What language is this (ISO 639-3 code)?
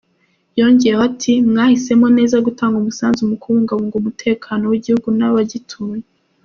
kin